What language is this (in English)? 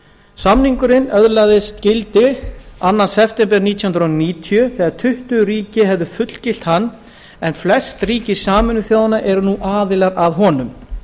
Icelandic